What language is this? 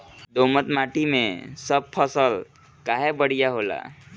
Bhojpuri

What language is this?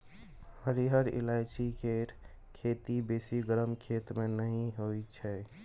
Maithili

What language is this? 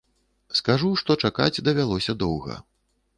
Belarusian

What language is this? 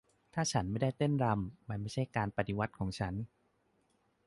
Thai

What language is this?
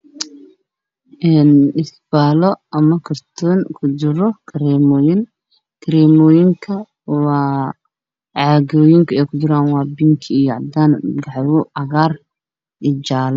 Somali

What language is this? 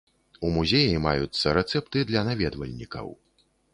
Belarusian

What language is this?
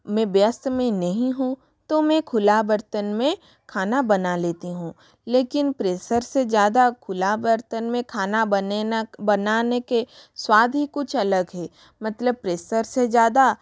Hindi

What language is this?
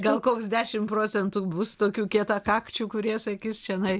Lithuanian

